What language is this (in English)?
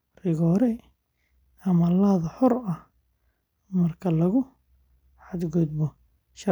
Somali